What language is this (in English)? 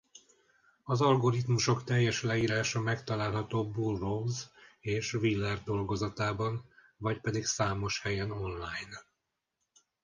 Hungarian